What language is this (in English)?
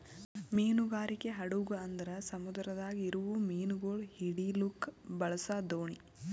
Kannada